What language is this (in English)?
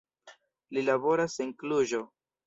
Esperanto